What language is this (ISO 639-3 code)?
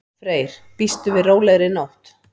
isl